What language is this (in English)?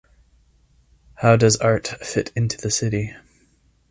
English